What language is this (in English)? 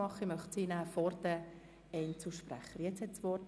Swiss German